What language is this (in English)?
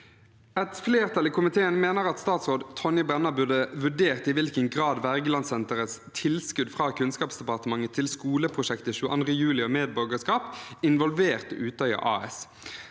Norwegian